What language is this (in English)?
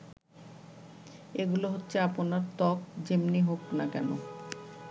Bangla